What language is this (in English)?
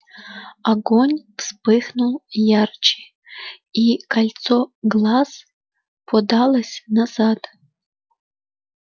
Russian